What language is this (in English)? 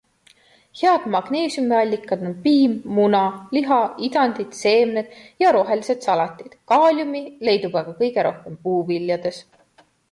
Estonian